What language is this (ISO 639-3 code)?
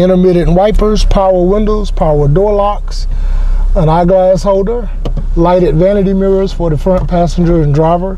eng